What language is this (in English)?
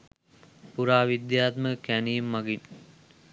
Sinhala